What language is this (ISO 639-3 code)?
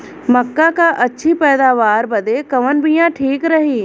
bho